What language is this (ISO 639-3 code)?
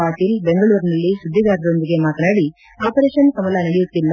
kan